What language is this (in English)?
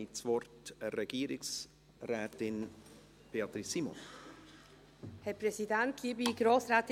Swiss German